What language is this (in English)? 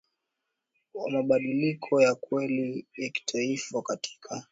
Swahili